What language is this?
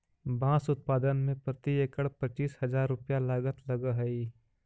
Magahi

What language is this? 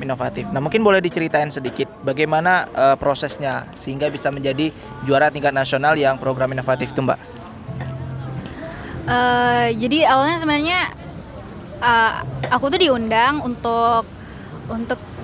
Indonesian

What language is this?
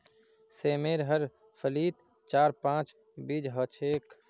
Magahi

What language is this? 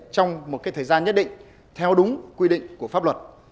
Vietnamese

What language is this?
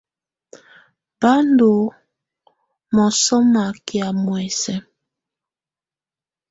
Tunen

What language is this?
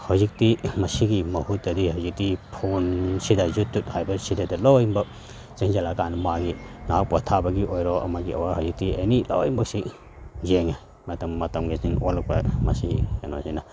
Manipuri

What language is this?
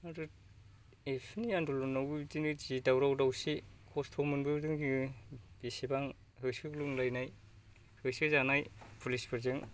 Bodo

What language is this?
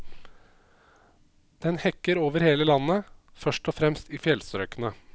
Norwegian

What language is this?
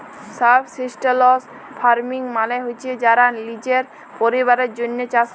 Bangla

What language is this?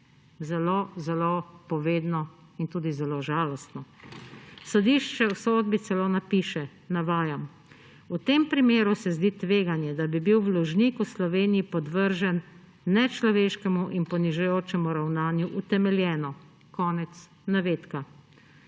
Slovenian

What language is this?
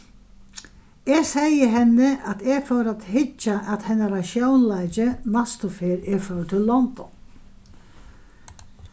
Faroese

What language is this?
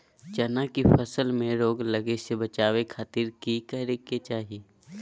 Magahi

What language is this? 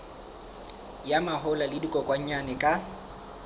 Southern Sotho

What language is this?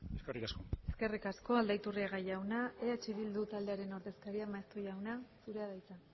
Basque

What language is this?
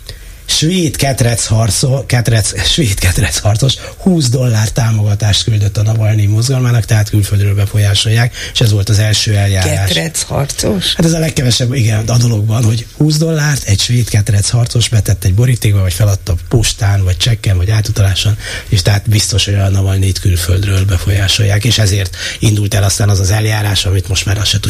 Hungarian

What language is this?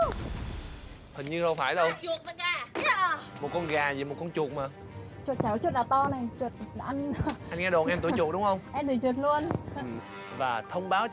Vietnamese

